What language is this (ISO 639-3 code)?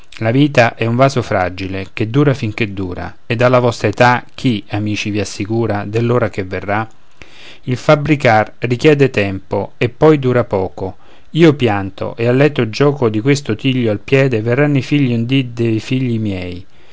ita